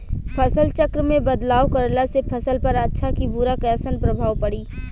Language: Bhojpuri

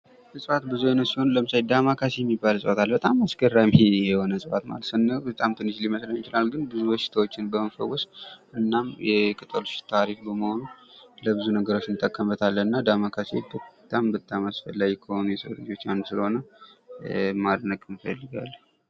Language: Amharic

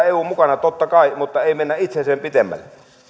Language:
Finnish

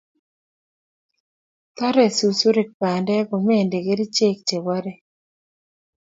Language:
Kalenjin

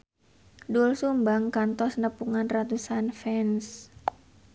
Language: Sundanese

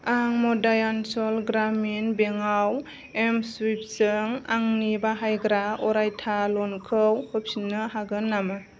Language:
Bodo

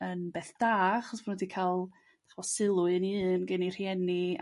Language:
Welsh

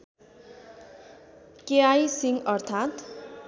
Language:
Nepali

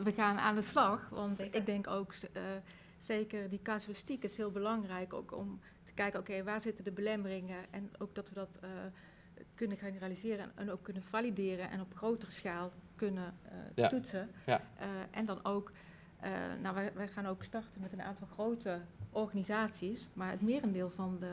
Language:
Dutch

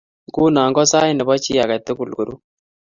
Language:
Kalenjin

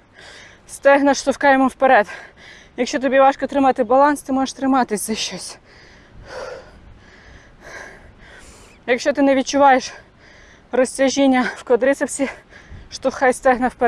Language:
Ukrainian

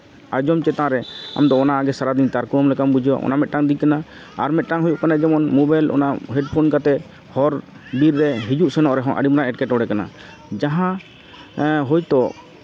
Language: Santali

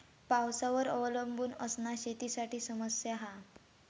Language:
Marathi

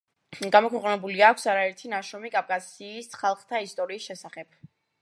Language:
Georgian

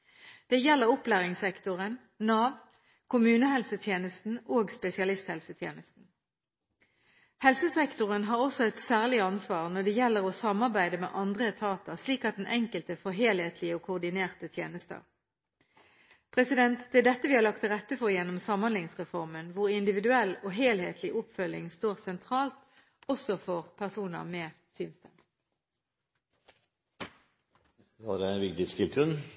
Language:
Norwegian Bokmål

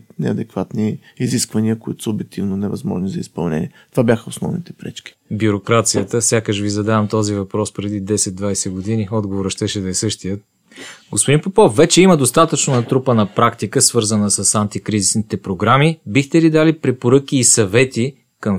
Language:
Bulgarian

